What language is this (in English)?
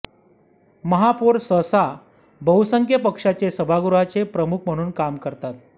Marathi